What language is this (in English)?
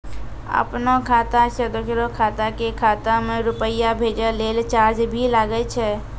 Maithili